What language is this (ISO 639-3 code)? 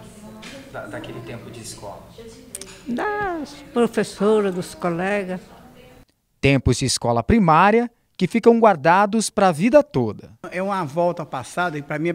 por